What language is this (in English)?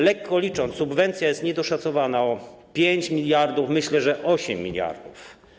Polish